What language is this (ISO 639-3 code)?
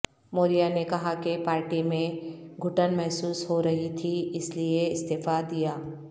urd